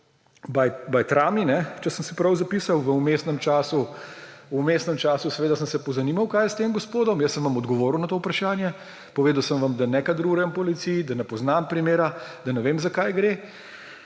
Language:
Slovenian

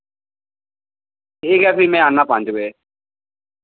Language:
Dogri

